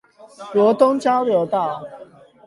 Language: Chinese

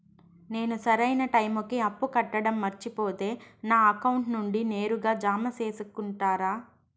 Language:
Telugu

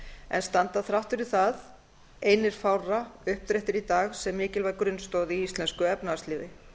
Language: Icelandic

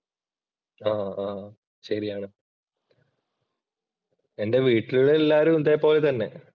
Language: Malayalam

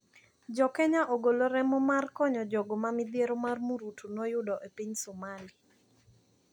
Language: Luo (Kenya and Tanzania)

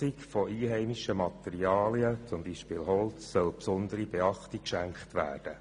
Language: Swiss German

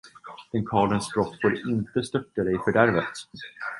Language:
Swedish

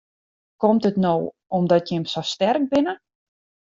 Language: Western Frisian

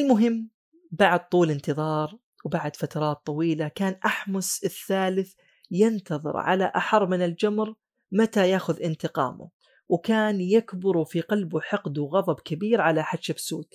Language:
Arabic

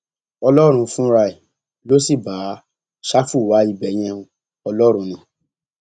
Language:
Yoruba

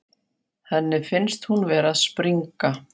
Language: Icelandic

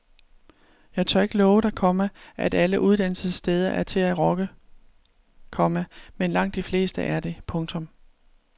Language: Danish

